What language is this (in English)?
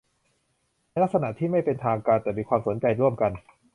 Thai